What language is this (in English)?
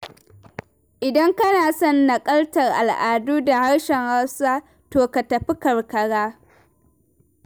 Hausa